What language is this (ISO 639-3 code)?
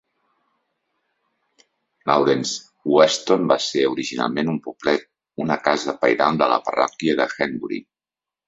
cat